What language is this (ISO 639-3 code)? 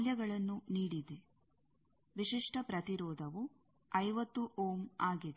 kan